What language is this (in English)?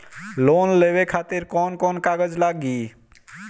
Bhojpuri